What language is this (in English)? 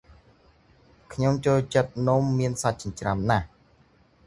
Khmer